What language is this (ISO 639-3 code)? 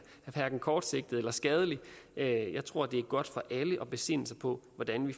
dan